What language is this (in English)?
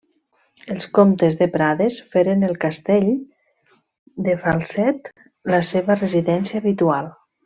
Catalan